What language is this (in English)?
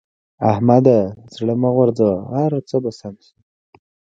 Pashto